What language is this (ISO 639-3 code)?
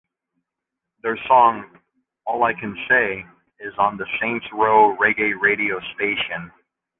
eng